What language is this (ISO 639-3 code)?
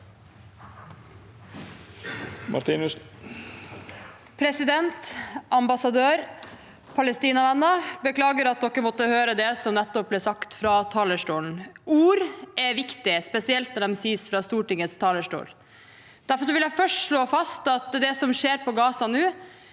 nor